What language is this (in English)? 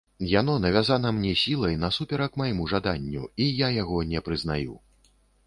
Belarusian